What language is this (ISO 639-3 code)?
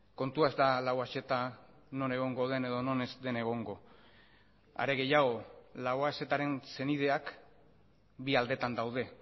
eus